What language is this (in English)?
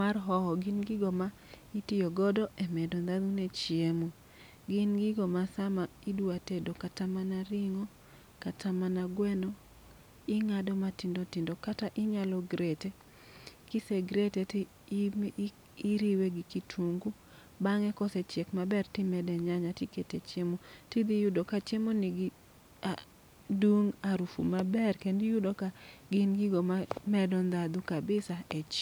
Luo (Kenya and Tanzania)